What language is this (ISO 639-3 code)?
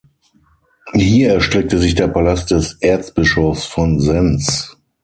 deu